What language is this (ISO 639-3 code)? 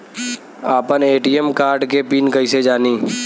bho